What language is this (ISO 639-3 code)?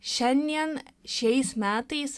lit